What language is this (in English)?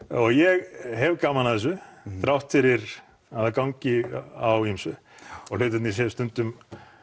Icelandic